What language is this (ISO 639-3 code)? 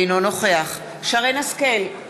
heb